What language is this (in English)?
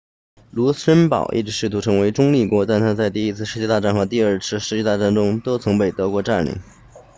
Chinese